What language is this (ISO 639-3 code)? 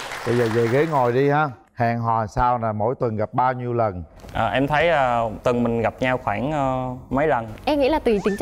vie